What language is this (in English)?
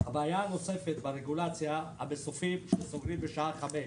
Hebrew